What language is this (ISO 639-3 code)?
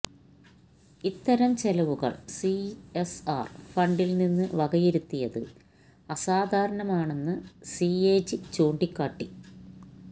mal